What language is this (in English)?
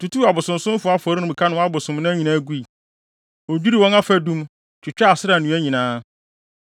Akan